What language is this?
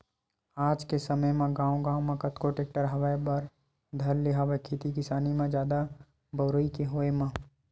Chhattisgarhi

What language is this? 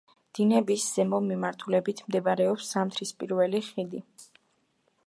Georgian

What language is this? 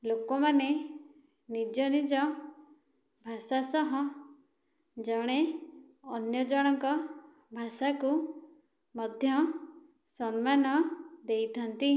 Odia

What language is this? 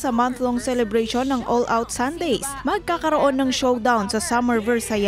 Filipino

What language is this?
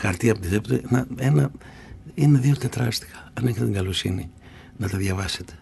Greek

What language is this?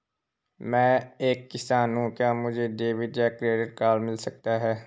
Hindi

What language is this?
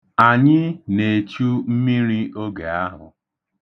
Igbo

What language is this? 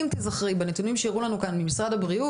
Hebrew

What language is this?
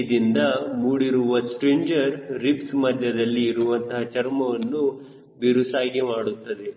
Kannada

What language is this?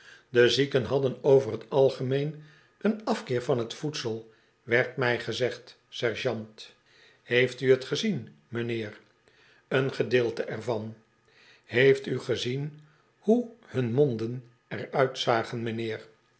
Dutch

